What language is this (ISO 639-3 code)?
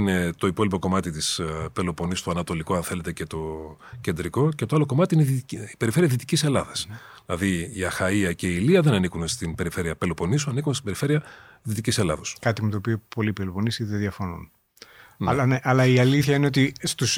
ell